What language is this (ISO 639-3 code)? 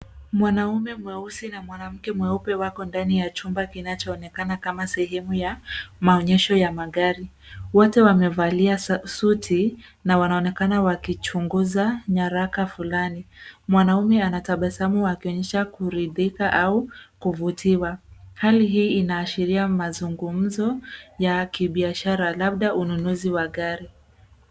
swa